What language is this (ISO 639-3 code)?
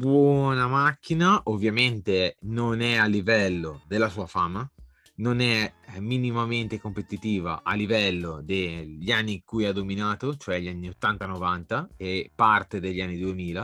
ita